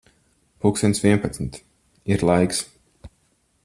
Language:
Latvian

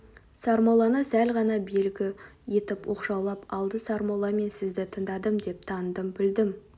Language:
Kazakh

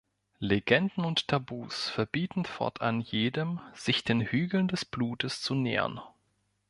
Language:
German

